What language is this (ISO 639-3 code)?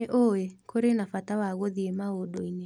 kik